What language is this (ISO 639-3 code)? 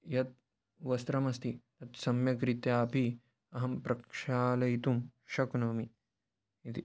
san